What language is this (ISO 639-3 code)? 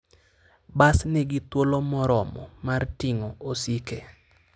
luo